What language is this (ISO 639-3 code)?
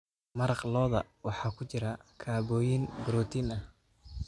som